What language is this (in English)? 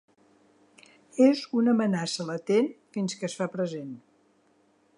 Catalan